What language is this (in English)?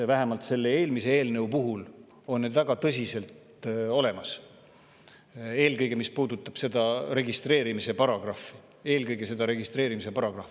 Estonian